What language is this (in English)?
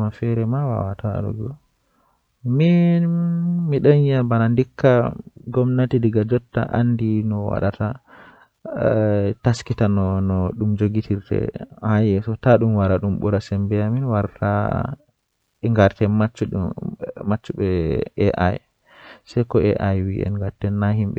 Western Niger Fulfulde